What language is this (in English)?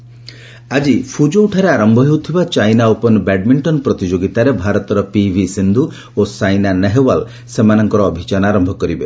Odia